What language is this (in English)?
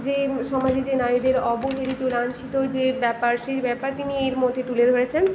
Bangla